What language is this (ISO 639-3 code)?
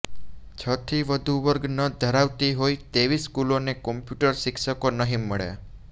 guj